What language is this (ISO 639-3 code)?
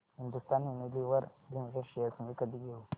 mar